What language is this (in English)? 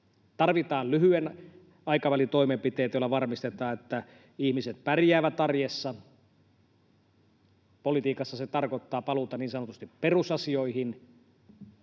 Finnish